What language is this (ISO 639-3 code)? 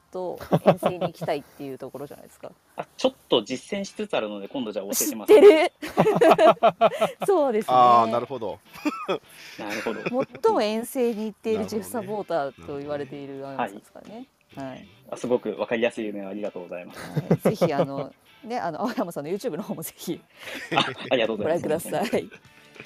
jpn